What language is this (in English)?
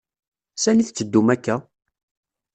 Kabyle